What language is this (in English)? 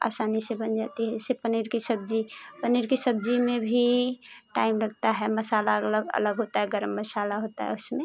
Hindi